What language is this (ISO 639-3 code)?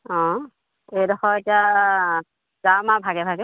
asm